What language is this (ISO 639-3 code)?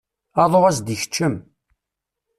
kab